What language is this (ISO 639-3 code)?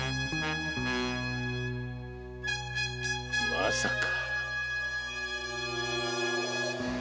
jpn